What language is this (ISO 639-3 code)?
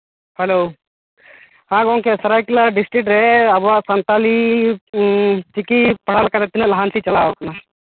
sat